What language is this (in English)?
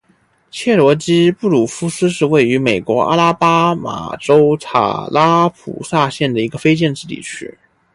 Chinese